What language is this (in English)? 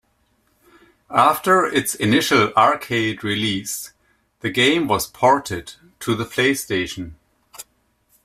English